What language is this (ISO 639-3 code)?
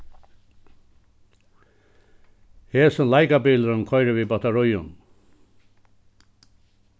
fao